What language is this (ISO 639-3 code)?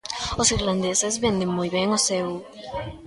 glg